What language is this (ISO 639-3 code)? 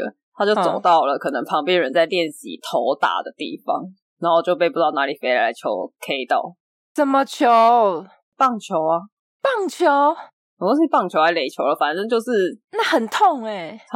zho